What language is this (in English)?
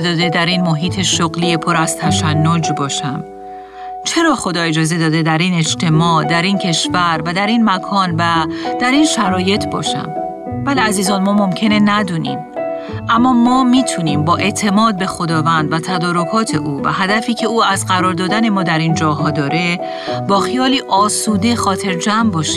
Persian